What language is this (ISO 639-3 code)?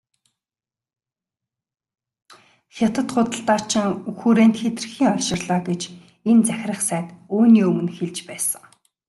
mon